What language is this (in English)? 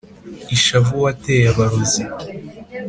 Kinyarwanda